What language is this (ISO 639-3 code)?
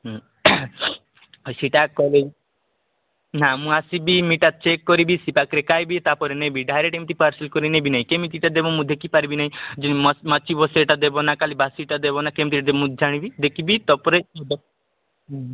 ori